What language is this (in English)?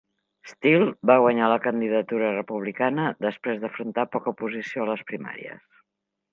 Catalan